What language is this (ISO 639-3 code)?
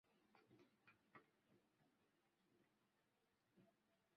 swa